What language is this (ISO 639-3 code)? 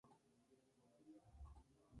spa